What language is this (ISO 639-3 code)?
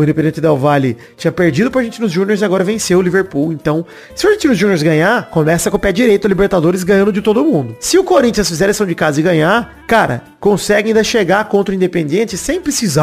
por